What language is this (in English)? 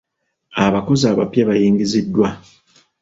Ganda